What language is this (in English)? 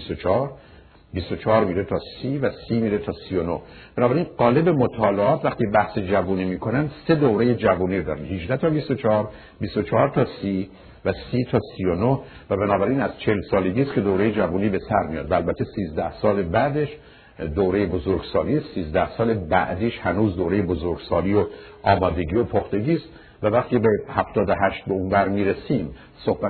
Persian